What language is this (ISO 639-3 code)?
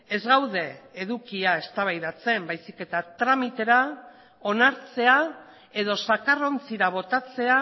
eus